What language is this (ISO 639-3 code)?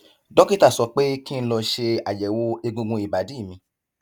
yor